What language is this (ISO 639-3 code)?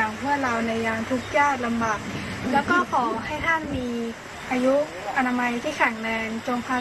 tha